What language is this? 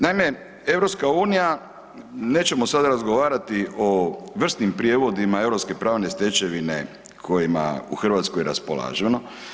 Croatian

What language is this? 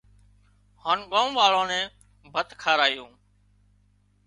Wadiyara Koli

